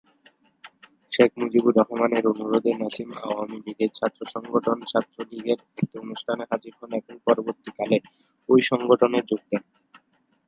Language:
Bangla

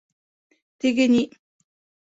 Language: Bashkir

